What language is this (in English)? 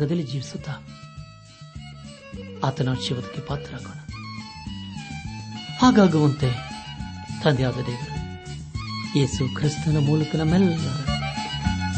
Kannada